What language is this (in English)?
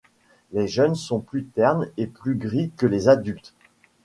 French